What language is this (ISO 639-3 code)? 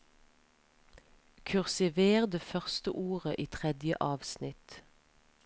nor